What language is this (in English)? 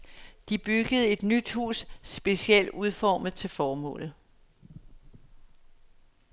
Danish